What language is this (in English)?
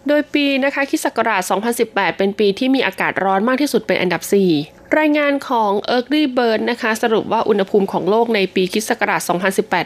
Thai